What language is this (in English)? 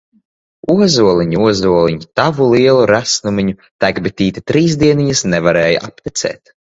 Latvian